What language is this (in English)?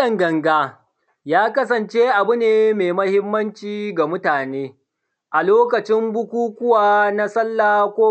Hausa